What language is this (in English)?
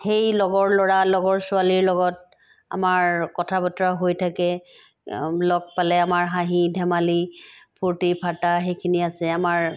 Assamese